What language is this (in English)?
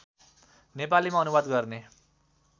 Nepali